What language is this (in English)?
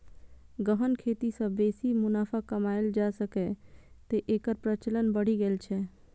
Maithili